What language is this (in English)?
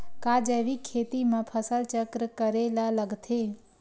Chhattisgarhi